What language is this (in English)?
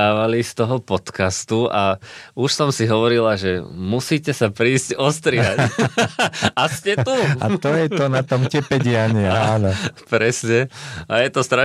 Slovak